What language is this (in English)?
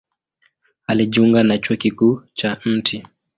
Swahili